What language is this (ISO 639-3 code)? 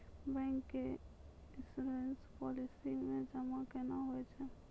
mai